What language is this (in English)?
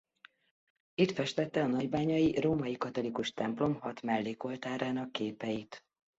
Hungarian